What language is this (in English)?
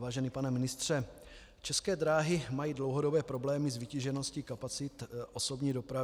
Czech